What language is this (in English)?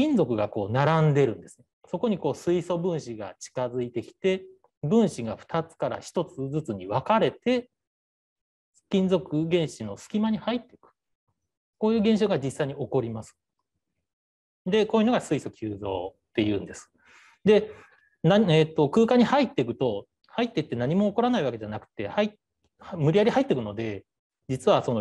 Japanese